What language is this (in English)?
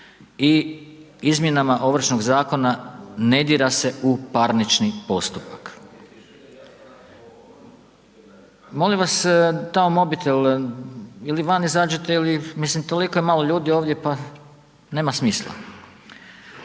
Croatian